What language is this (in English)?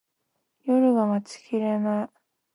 Japanese